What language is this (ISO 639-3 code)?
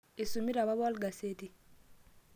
mas